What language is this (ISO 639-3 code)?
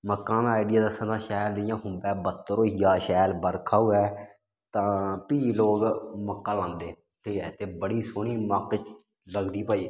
doi